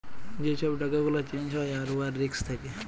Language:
Bangla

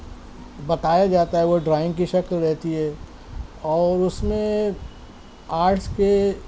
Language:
Urdu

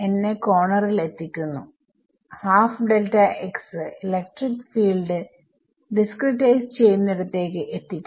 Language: Malayalam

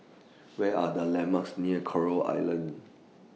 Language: English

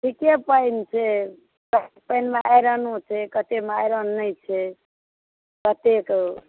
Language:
Maithili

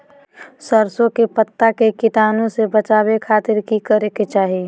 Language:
Magahi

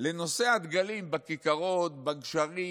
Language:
Hebrew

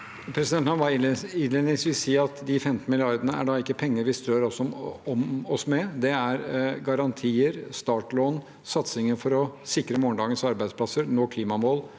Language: Norwegian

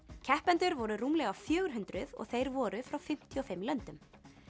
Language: Icelandic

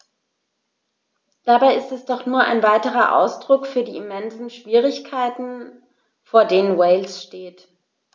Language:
German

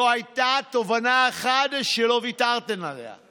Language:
Hebrew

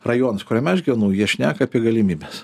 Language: Lithuanian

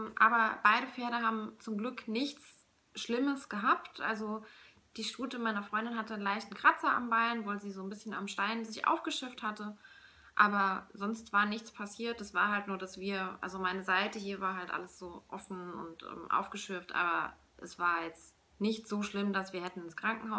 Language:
German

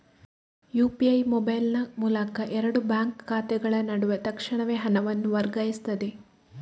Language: Kannada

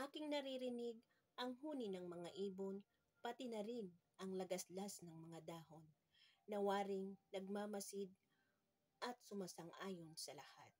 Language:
Filipino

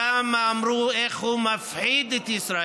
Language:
Hebrew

